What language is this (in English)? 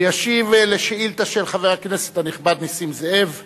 Hebrew